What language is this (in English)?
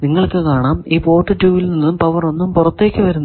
Malayalam